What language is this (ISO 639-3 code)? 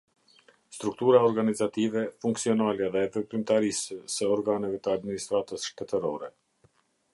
sqi